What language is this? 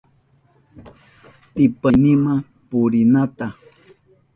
Southern Pastaza Quechua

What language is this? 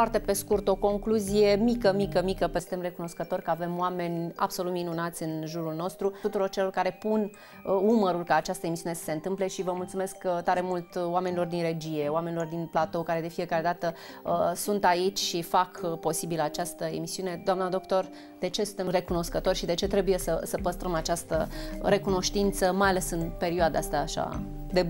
Romanian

